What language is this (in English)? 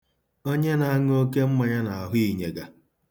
Igbo